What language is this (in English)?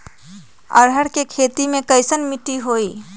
Magahi